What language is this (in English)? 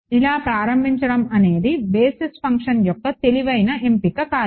Telugu